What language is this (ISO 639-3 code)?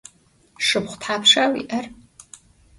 ady